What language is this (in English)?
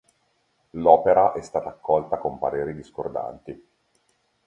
Italian